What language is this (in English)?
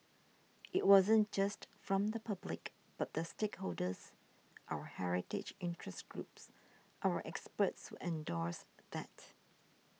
English